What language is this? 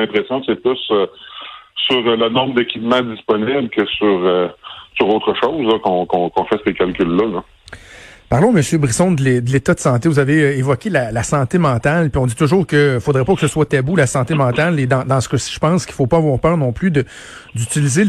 French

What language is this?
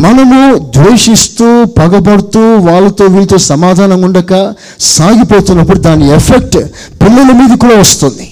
Telugu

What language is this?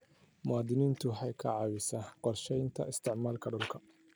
Somali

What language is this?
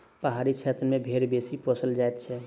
Maithili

